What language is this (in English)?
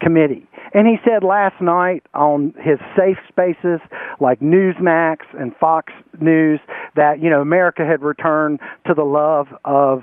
English